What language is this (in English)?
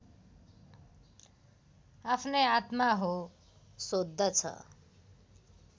Nepali